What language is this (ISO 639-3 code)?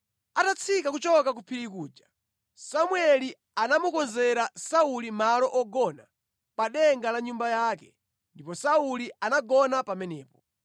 nya